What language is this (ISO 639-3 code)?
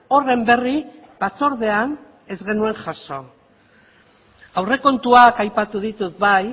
eus